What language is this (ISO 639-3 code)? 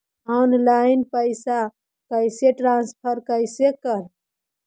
mag